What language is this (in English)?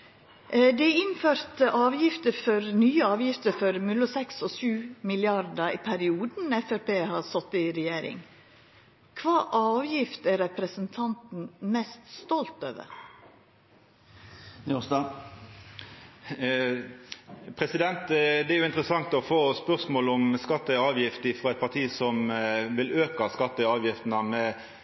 Norwegian Nynorsk